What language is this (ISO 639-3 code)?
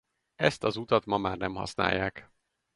hun